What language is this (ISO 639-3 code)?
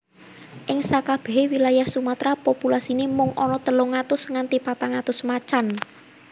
jav